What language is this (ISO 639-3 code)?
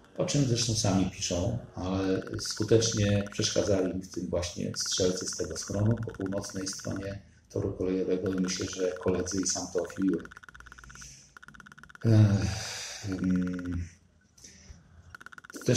pol